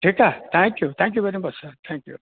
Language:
Sindhi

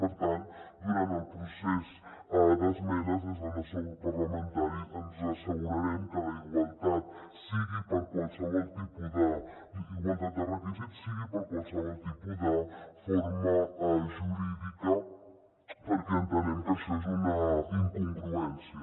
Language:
Catalan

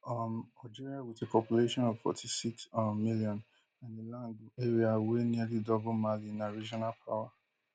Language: Nigerian Pidgin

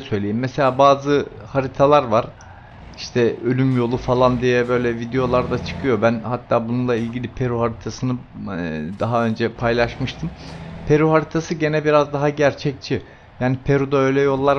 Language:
Turkish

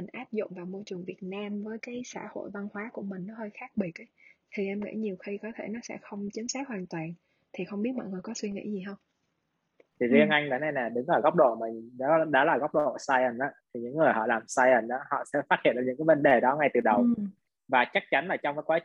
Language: Vietnamese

